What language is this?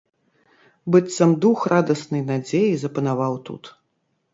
Belarusian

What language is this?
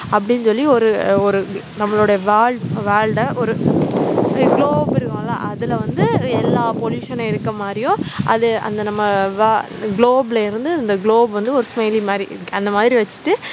Tamil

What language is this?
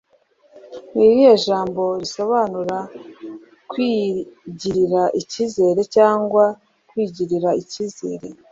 Kinyarwanda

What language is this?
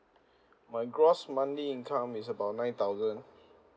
English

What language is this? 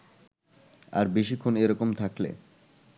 Bangla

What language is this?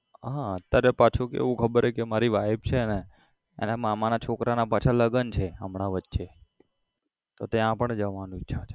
Gujarati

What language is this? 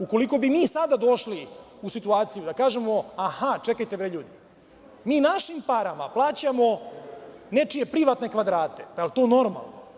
Serbian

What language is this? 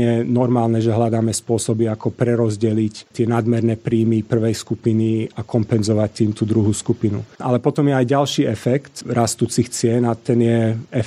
Slovak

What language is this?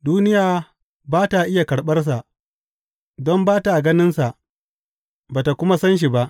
Hausa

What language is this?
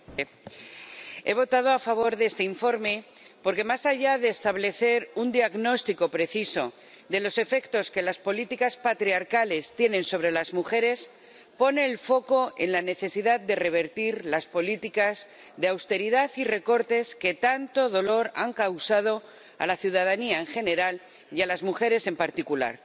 Spanish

